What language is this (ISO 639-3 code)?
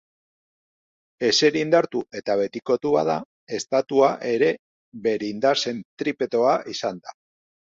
eus